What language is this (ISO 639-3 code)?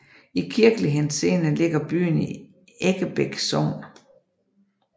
dan